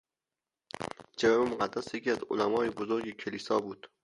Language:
Persian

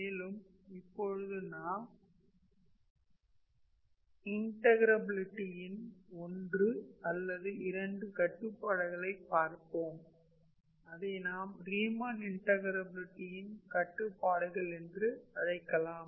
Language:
Tamil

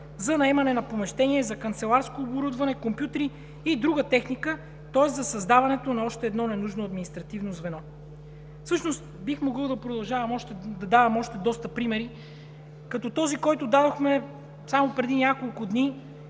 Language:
Bulgarian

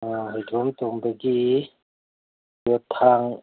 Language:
Manipuri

